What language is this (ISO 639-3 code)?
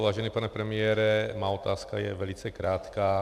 ces